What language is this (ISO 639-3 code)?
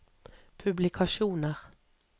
nor